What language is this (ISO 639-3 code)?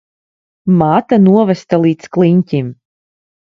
lav